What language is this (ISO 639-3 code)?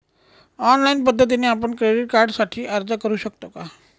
mar